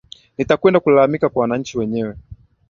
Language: Swahili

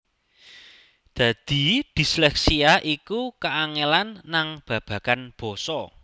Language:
Javanese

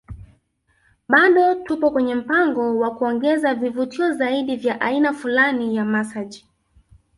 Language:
Swahili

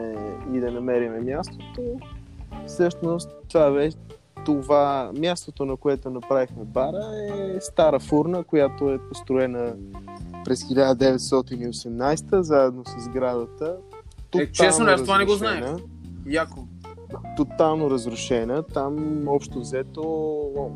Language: Bulgarian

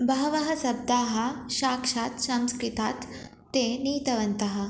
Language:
Sanskrit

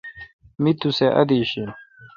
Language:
Kalkoti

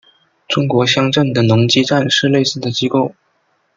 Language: Chinese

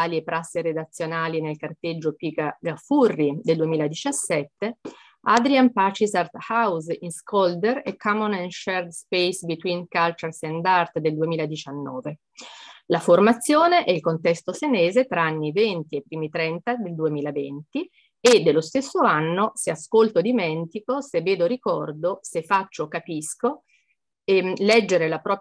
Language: Italian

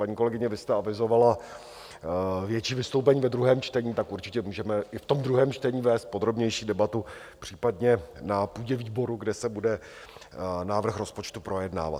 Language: Czech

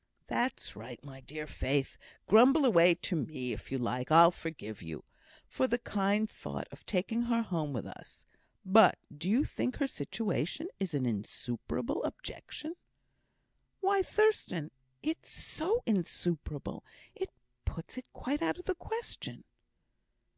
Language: English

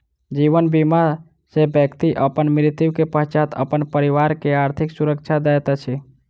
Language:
Maithili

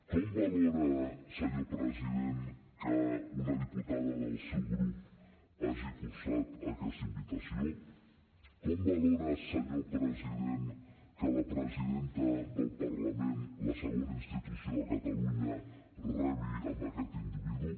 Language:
Catalan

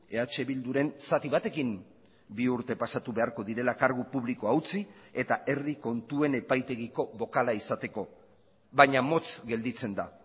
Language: Basque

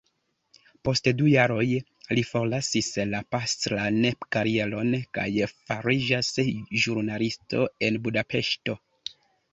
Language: Esperanto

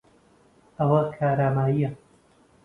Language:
Central Kurdish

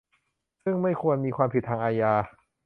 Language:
Thai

